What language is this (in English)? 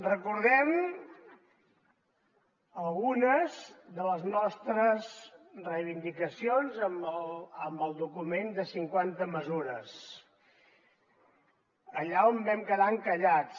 Catalan